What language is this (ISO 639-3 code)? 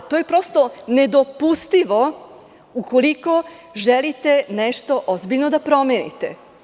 srp